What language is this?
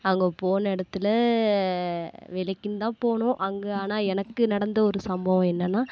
Tamil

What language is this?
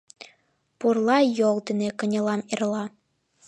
Mari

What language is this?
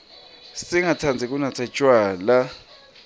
Swati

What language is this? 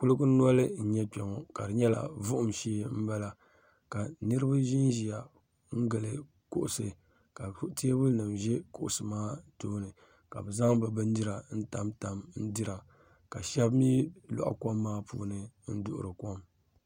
Dagbani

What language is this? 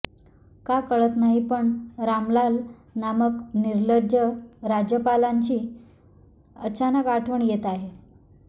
Marathi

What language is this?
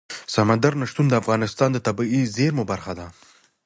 Pashto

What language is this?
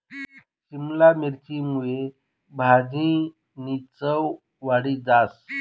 Marathi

